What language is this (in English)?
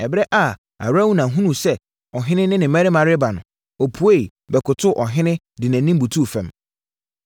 Akan